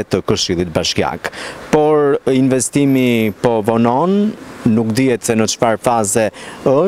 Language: Romanian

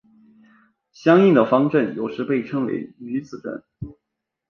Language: Chinese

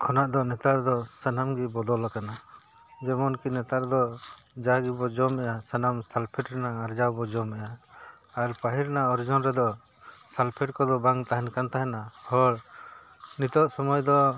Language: Santali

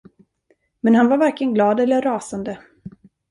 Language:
Swedish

